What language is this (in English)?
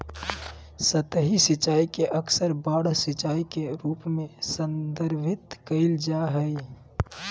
Magahi